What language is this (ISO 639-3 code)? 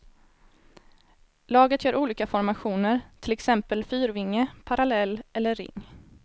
swe